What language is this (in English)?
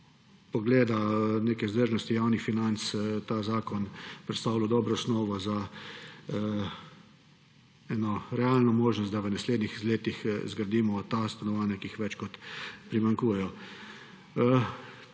Slovenian